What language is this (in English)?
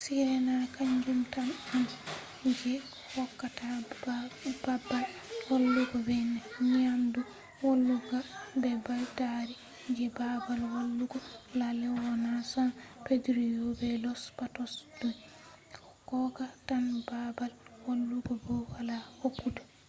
Fula